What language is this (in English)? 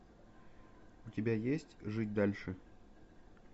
Russian